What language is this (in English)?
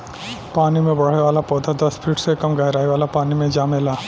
Bhojpuri